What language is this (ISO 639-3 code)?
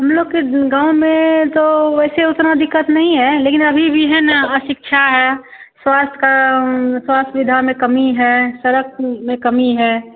hin